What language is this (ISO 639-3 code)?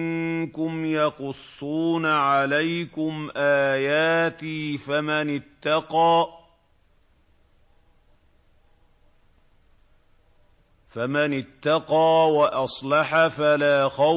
ara